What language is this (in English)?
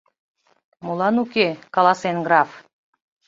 Mari